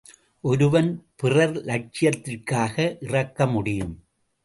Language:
Tamil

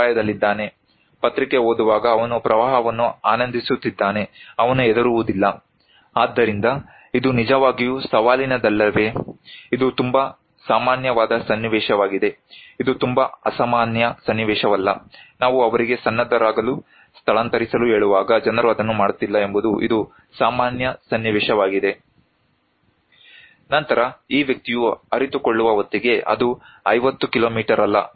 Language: Kannada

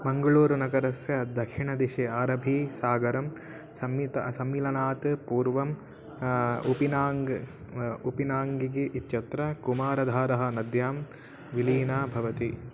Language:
Sanskrit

